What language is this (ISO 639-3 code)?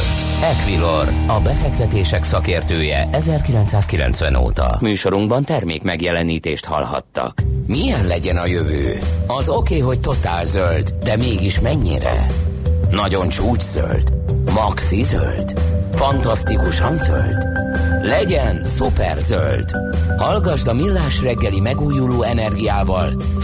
hun